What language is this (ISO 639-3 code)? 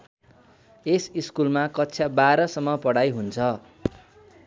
nep